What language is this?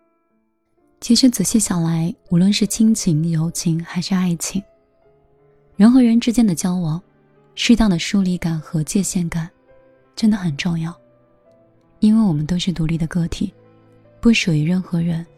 Chinese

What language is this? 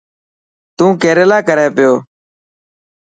Dhatki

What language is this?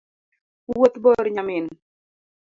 Luo (Kenya and Tanzania)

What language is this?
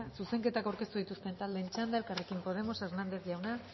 Basque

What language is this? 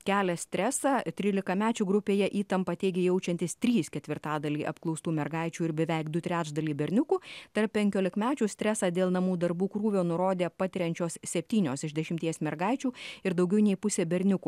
Lithuanian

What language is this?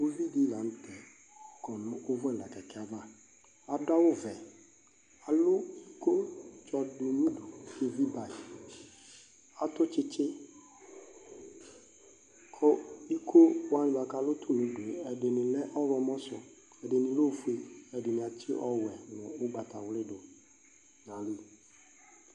Ikposo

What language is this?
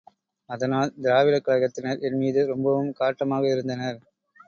Tamil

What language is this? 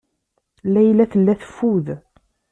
Kabyle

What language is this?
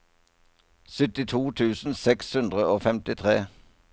Norwegian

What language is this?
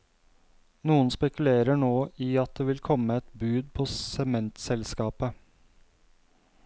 Norwegian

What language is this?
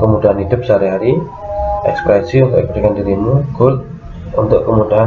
Indonesian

